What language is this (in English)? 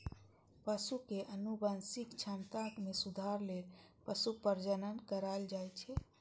Maithili